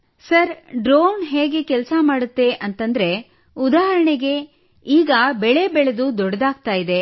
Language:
Kannada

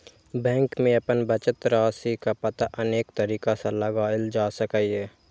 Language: Maithili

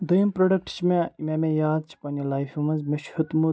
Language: Kashmiri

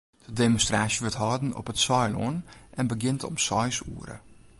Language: Western Frisian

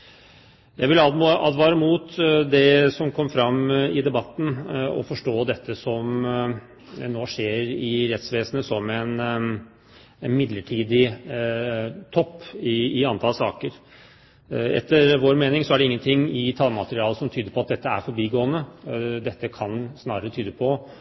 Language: Norwegian Bokmål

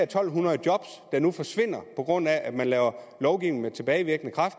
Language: Danish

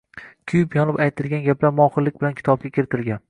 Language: Uzbek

